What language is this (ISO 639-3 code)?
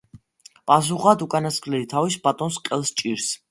kat